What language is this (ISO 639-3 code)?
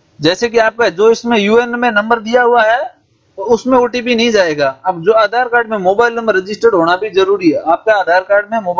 hin